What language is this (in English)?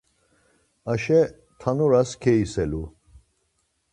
Laz